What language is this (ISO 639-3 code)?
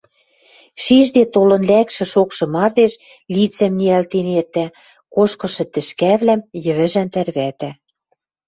mrj